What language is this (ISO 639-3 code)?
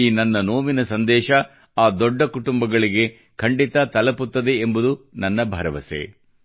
kan